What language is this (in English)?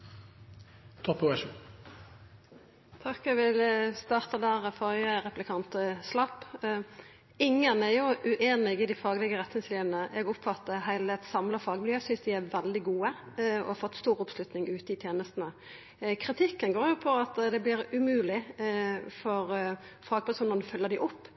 Norwegian